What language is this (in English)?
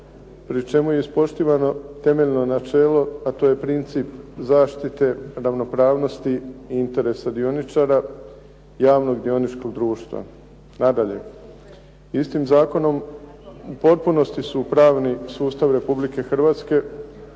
Croatian